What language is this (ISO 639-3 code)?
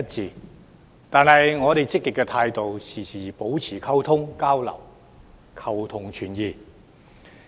yue